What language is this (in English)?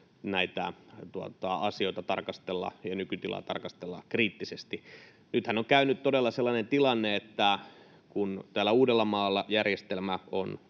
Finnish